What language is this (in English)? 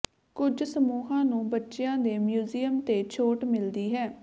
Punjabi